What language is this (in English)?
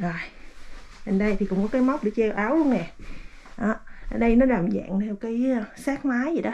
Vietnamese